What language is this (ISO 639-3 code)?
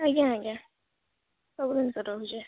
ori